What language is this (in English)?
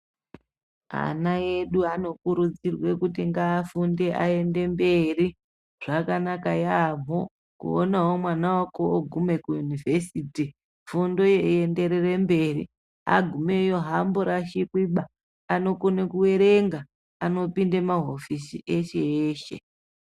Ndau